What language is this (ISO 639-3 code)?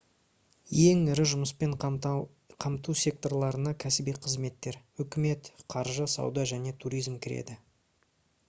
kaz